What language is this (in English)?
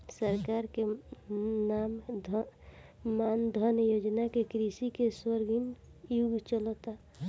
Bhojpuri